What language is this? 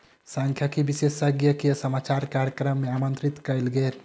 Maithili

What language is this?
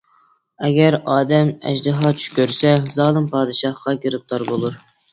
Uyghur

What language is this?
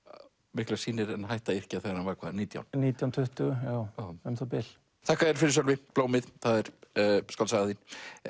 Icelandic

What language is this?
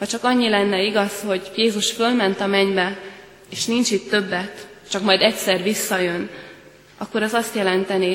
Hungarian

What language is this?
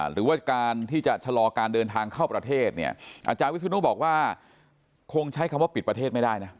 Thai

